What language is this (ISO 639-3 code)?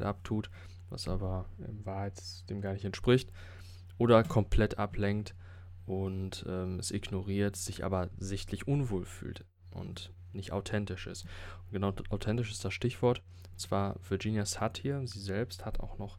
deu